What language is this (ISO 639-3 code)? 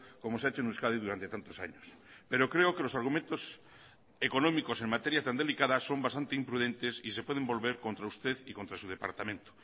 spa